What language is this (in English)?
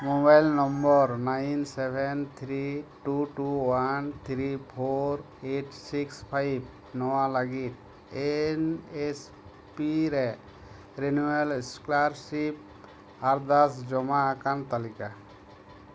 Santali